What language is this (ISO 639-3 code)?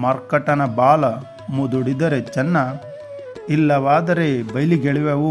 kan